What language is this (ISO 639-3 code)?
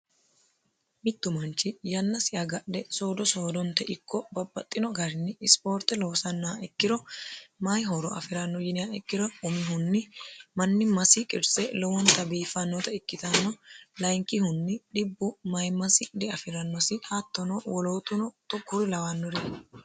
sid